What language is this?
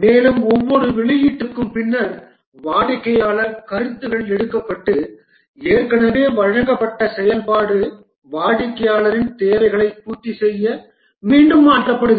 Tamil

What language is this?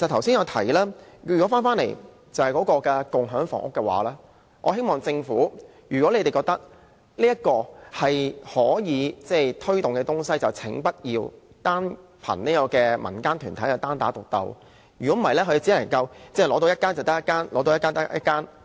Cantonese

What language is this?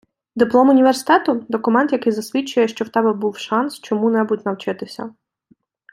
Ukrainian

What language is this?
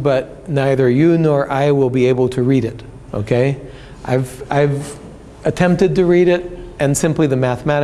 English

